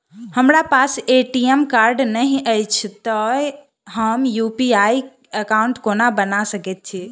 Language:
Maithili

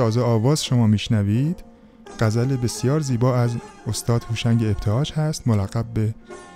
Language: Persian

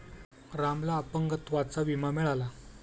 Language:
Marathi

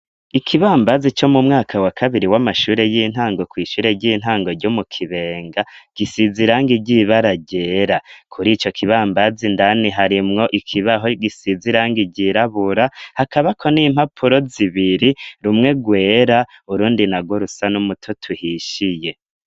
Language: Rundi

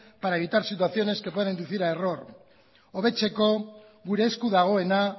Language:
Spanish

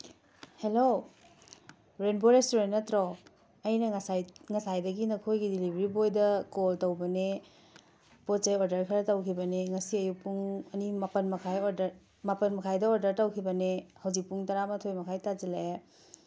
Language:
Manipuri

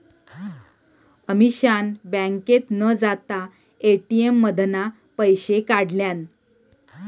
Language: Marathi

